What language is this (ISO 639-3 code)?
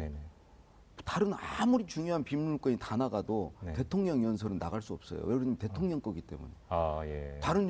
kor